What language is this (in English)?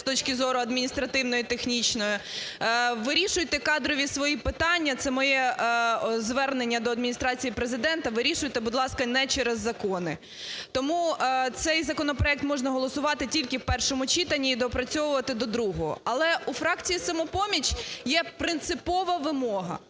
Ukrainian